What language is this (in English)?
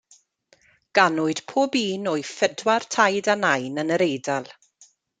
Welsh